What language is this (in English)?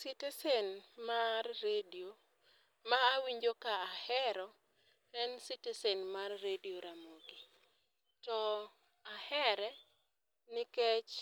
Luo (Kenya and Tanzania)